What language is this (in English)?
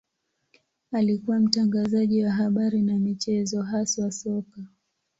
Swahili